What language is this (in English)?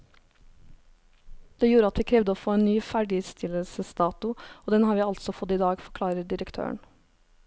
Norwegian